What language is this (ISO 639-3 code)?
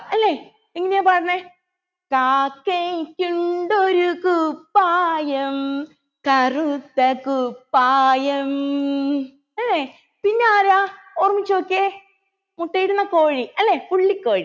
mal